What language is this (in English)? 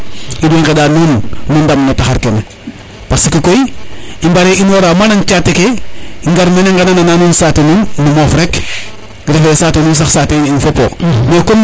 Serer